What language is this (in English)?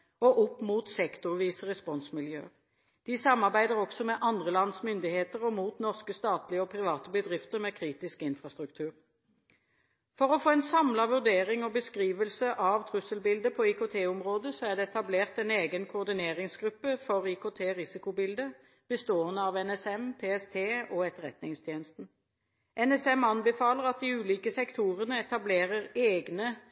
Norwegian Bokmål